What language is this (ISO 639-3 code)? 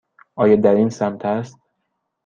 fas